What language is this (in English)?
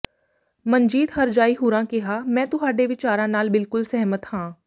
Punjabi